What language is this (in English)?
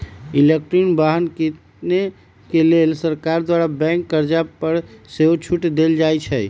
Magahi